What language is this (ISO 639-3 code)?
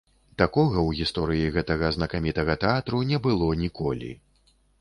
bel